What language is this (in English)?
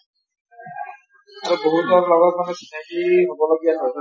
Assamese